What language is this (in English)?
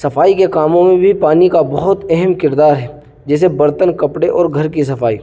Urdu